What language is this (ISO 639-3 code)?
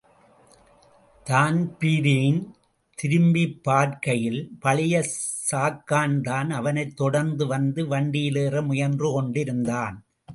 tam